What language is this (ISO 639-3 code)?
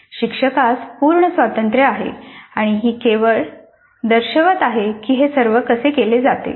mar